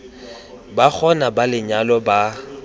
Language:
Tswana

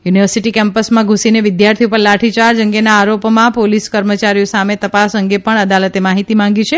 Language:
Gujarati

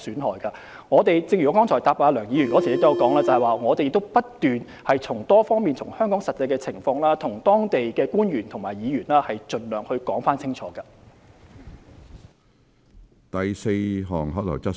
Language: Cantonese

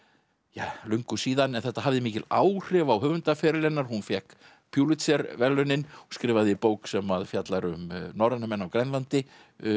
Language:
Icelandic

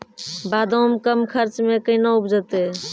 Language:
Maithili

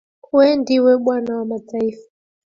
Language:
Swahili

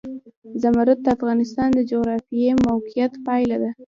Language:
Pashto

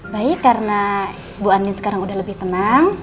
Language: Indonesian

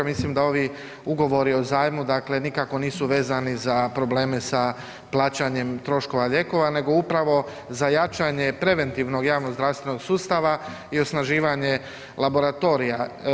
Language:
Croatian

